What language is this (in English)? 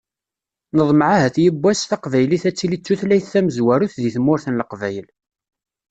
Kabyle